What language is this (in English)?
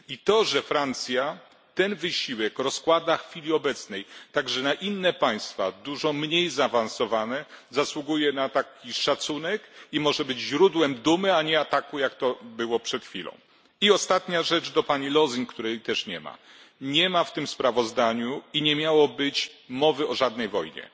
Polish